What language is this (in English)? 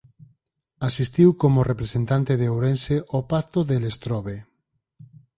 Galician